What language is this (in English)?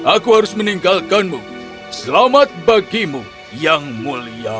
Indonesian